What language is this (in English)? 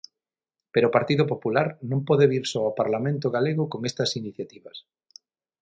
Galician